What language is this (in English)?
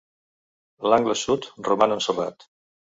Catalan